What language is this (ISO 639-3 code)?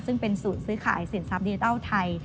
tha